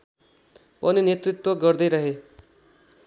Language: Nepali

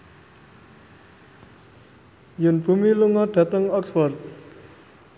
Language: Javanese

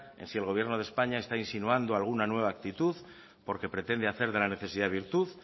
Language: Spanish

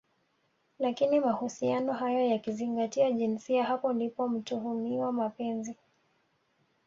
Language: Swahili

